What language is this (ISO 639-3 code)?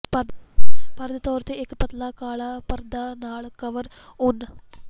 pan